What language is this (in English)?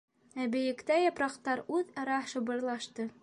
Bashkir